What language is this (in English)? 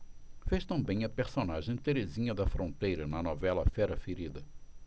Portuguese